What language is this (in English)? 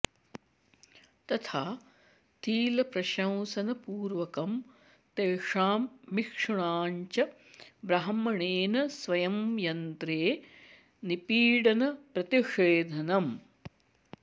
Sanskrit